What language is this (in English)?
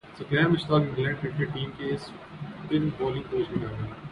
Urdu